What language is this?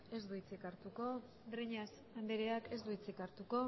Basque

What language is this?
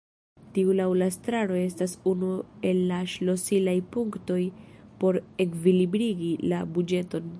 Esperanto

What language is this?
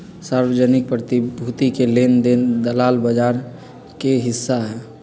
Magahi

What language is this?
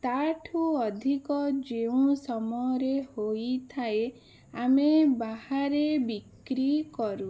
Odia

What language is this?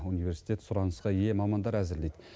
Kazakh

